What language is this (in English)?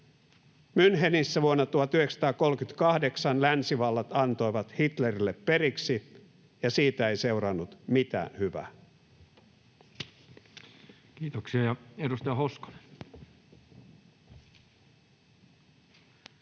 Finnish